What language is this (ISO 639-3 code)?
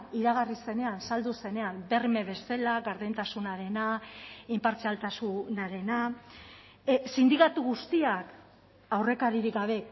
eus